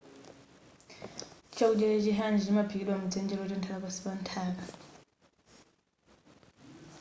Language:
Nyanja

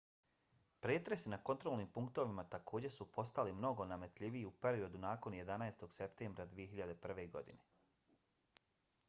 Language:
Bosnian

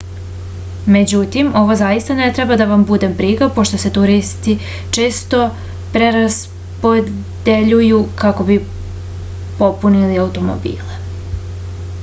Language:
Serbian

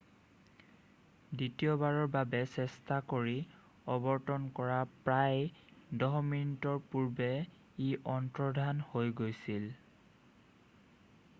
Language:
Assamese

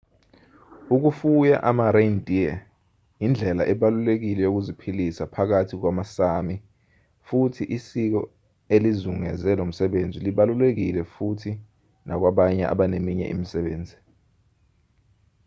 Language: Zulu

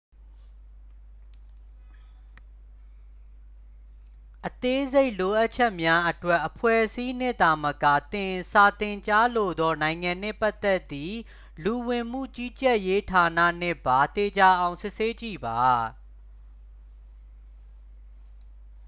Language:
Burmese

